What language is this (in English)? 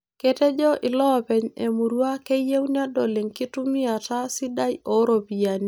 Masai